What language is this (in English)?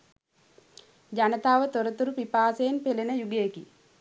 Sinhala